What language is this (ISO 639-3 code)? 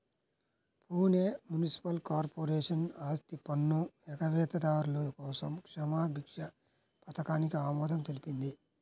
tel